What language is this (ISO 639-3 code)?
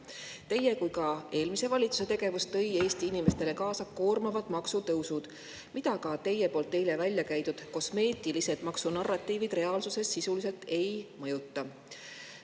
est